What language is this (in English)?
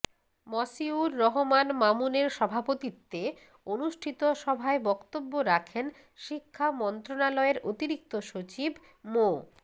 Bangla